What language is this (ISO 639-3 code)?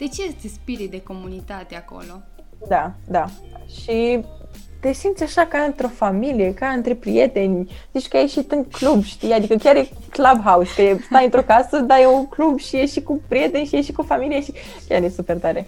ron